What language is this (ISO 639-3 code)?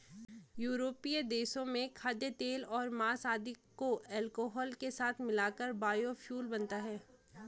hin